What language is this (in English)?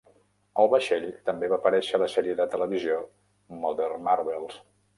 Catalan